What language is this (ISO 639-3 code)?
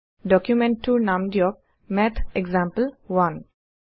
asm